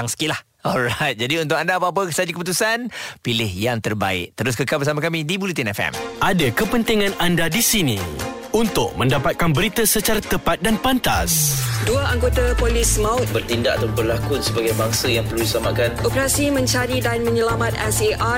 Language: Malay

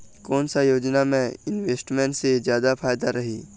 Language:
Chhattisgarhi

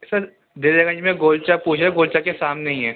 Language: Urdu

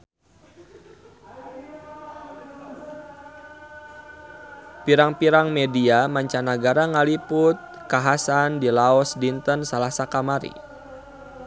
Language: Sundanese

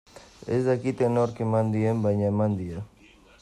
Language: Basque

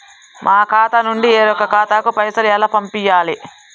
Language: Telugu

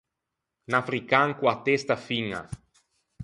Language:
Ligurian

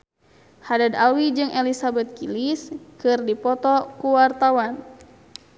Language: Sundanese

